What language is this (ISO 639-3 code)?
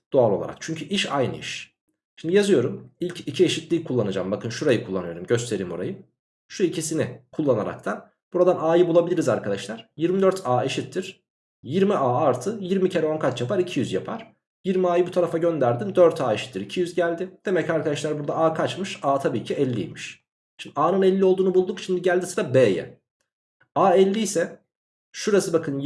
tur